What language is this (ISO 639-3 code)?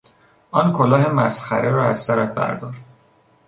fas